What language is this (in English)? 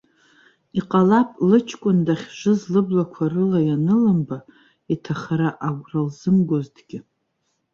Abkhazian